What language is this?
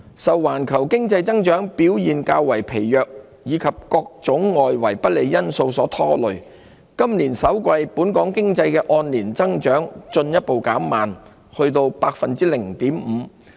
Cantonese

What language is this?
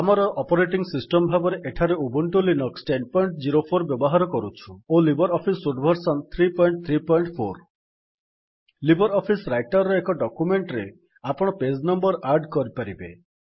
Odia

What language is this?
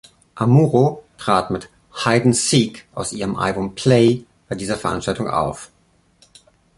German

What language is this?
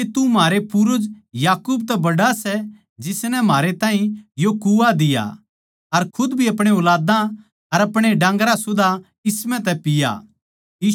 Haryanvi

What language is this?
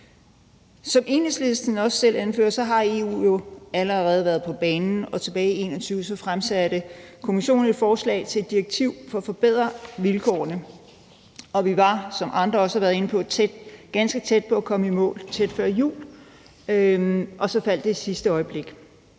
Danish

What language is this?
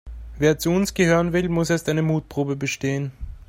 German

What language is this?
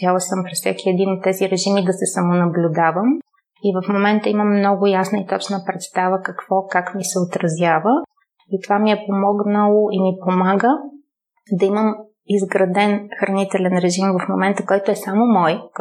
Bulgarian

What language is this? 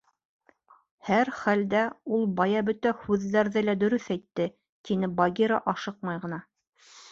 Bashkir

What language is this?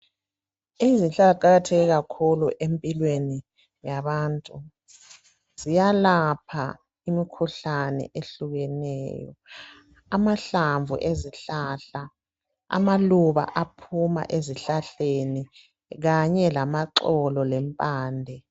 North Ndebele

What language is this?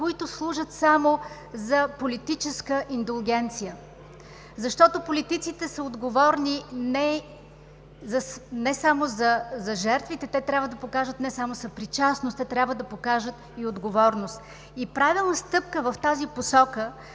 Bulgarian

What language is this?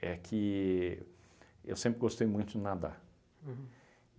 Portuguese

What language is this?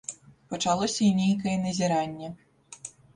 Belarusian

